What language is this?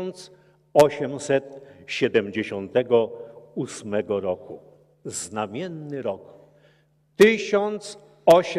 Polish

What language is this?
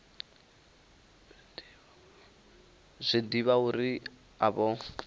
Venda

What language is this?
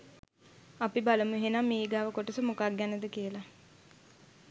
Sinhala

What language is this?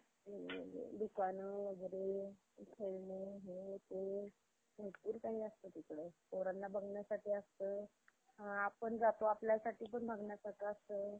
Marathi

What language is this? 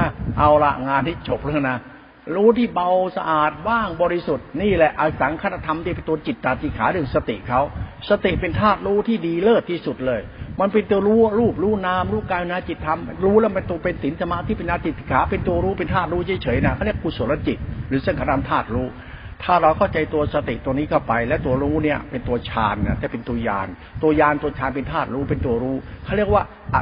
Thai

